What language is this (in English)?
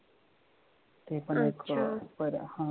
Marathi